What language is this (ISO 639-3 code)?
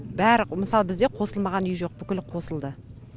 kaz